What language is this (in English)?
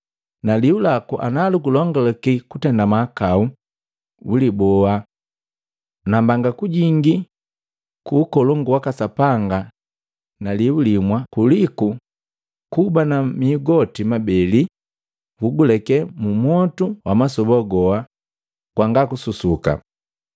Matengo